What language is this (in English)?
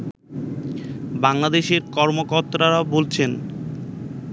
Bangla